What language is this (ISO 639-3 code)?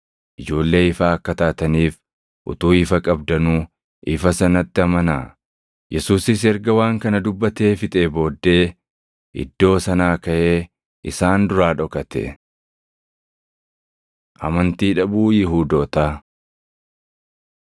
orm